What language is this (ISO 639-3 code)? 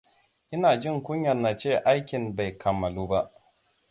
hau